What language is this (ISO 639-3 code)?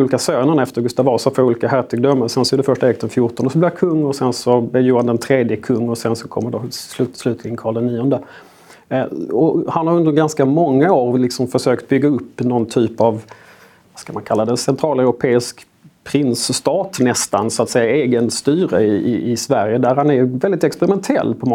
swe